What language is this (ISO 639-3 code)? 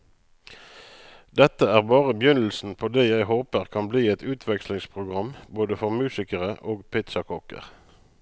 nor